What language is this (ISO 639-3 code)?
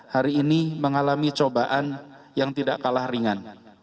ind